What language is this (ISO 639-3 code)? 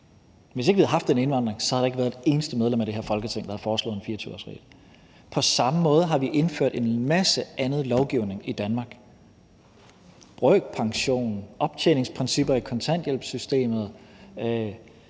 dan